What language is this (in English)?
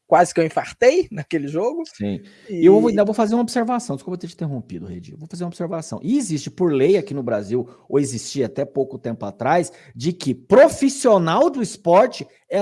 Portuguese